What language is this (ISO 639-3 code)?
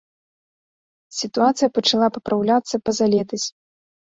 bel